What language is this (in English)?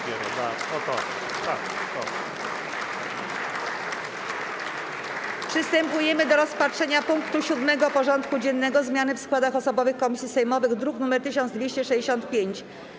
Polish